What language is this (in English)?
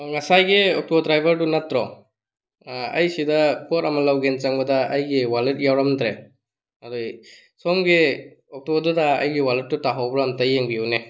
Manipuri